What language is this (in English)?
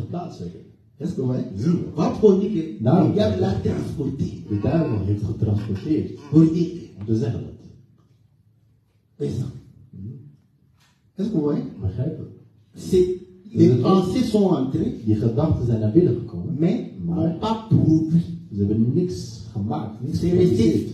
French